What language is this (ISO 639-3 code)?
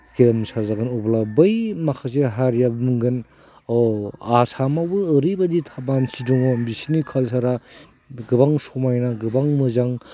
brx